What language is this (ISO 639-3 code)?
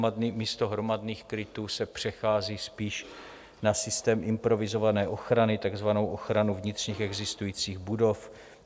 ces